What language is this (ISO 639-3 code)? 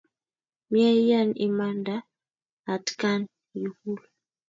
kln